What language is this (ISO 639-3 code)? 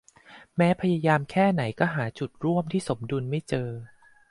tha